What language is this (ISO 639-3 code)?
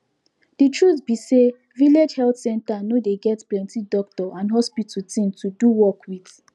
pcm